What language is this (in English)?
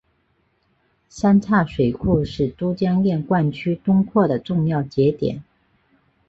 Chinese